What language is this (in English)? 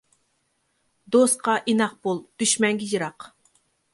Uyghur